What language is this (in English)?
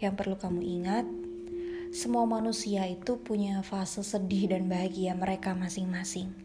Indonesian